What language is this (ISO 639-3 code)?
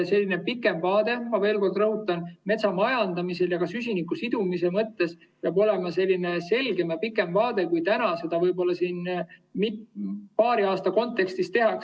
est